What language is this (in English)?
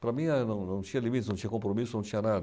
Portuguese